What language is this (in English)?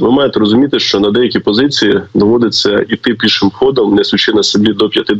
Ukrainian